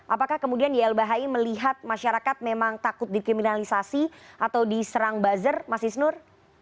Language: Indonesian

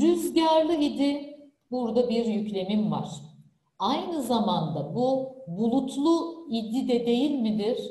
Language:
Turkish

